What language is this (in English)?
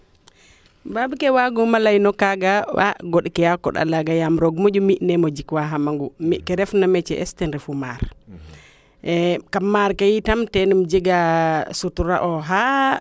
Serer